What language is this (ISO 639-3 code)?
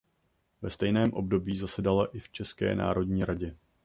ces